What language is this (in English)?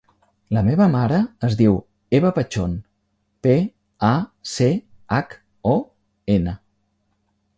Catalan